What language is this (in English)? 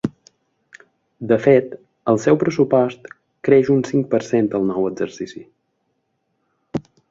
Catalan